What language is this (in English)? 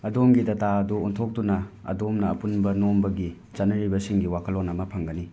Manipuri